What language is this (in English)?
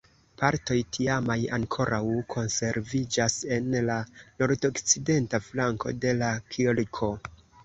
Esperanto